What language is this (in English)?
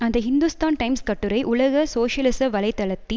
Tamil